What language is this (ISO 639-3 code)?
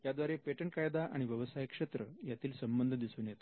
mar